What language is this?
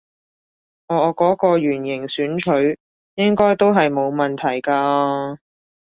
Cantonese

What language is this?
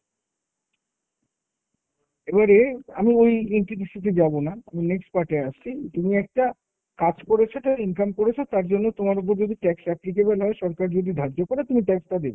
Bangla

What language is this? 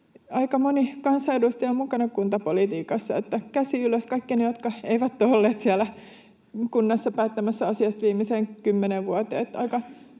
Finnish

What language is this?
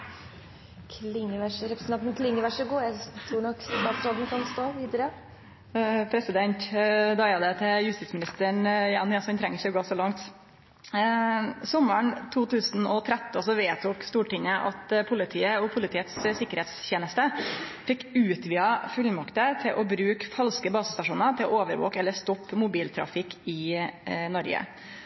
Norwegian Nynorsk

